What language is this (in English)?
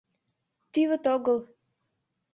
Mari